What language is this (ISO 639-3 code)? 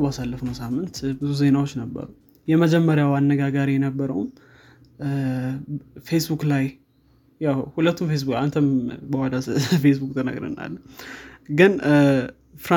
amh